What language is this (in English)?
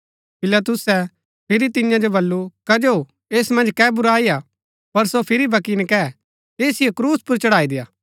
Gaddi